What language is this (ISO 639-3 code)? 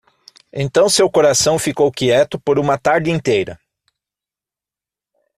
por